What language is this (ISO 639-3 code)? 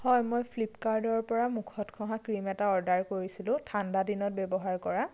asm